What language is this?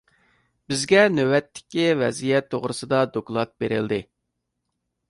Uyghur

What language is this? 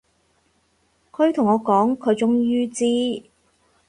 Cantonese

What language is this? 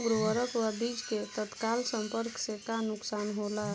Bhojpuri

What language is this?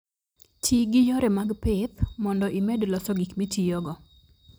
Luo (Kenya and Tanzania)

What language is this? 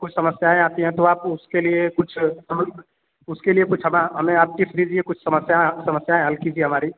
Hindi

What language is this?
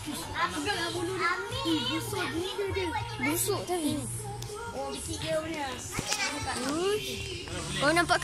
Malay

